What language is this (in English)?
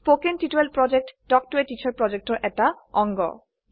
Assamese